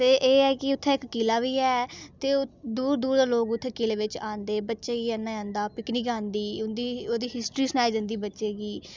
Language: Dogri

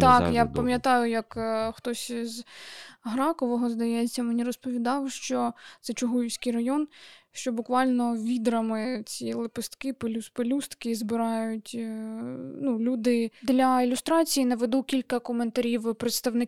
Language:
Ukrainian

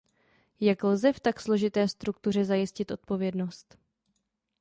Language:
Czech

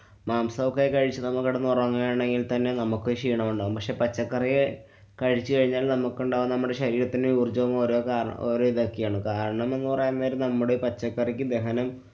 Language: Malayalam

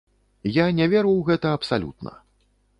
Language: Belarusian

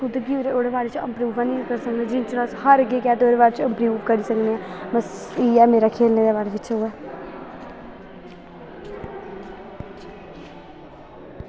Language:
Dogri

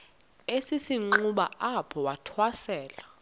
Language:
Xhosa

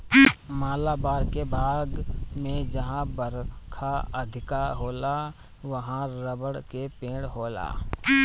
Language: Bhojpuri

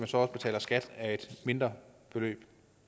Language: Danish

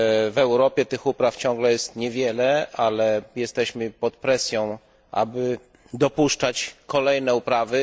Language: Polish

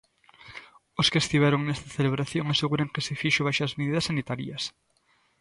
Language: Galician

